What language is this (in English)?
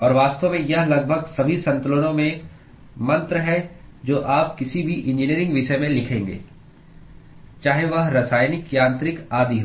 Hindi